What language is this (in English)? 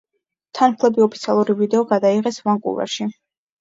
Georgian